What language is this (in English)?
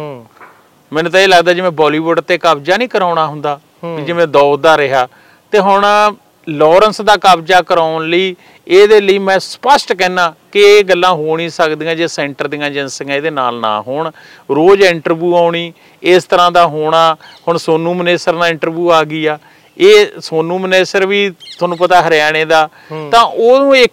Punjabi